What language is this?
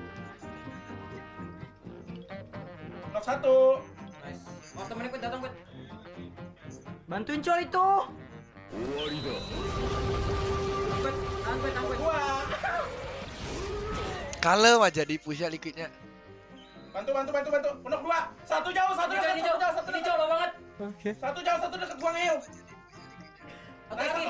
Indonesian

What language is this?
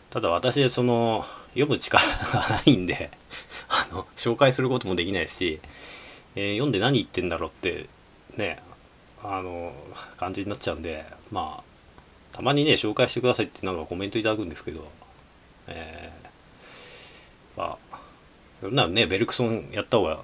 Japanese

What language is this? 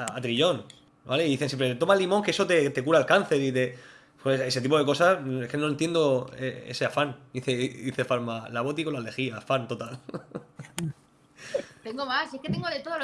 Spanish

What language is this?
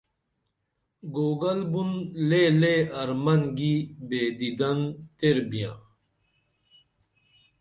Dameli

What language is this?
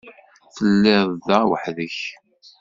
Kabyle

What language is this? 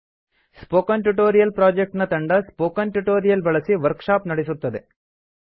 Kannada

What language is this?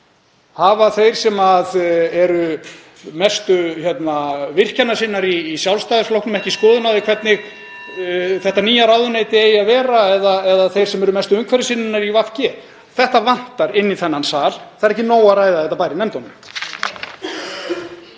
Icelandic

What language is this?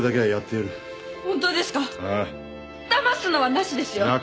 Japanese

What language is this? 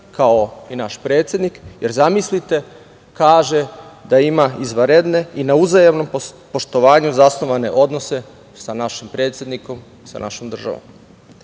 Serbian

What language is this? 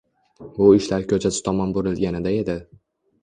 Uzbek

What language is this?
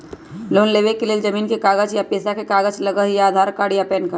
Magahi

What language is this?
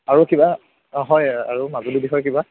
Assamese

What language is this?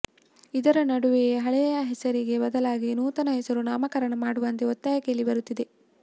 Kannada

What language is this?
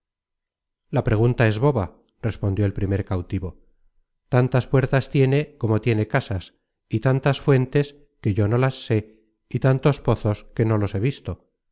Spanish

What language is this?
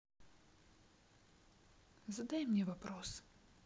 Russian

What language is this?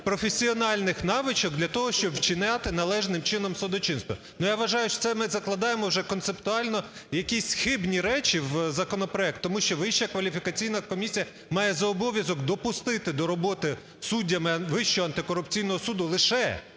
Ukrainian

